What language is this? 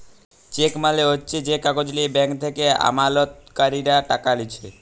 Bangla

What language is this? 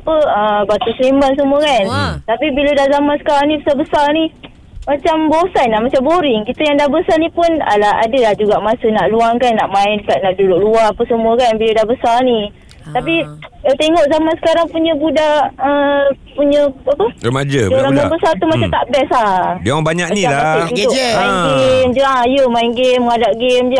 Malay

